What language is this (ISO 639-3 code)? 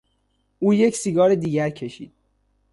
fas